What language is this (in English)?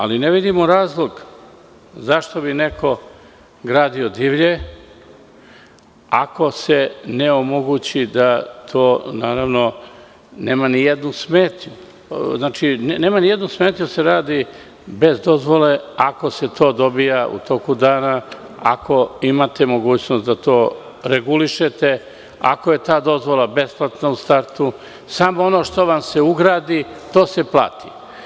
Serbian